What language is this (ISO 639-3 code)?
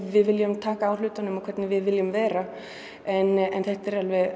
isl